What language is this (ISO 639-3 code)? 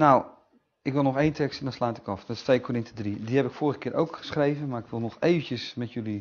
nld